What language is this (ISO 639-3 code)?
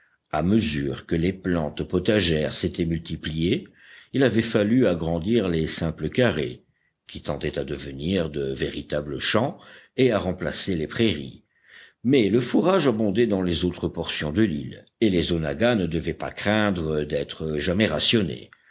fra